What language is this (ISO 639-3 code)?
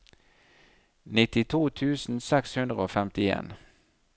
nor